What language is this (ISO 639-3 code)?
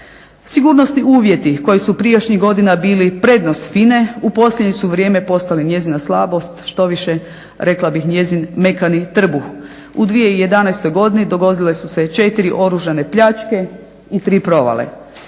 hrv